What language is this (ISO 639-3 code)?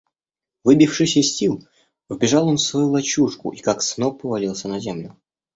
rus